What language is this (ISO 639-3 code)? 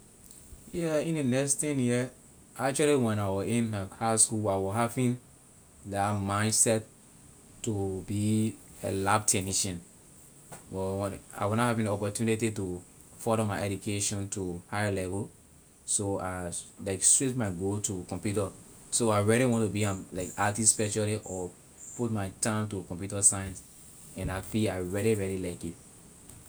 lir